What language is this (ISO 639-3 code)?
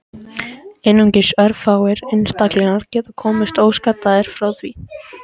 isl